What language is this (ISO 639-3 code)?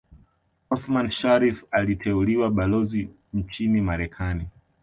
swa